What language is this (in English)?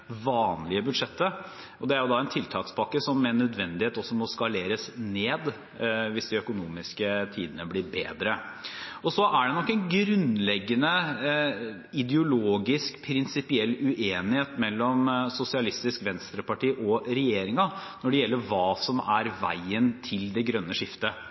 Norwegian Bokmål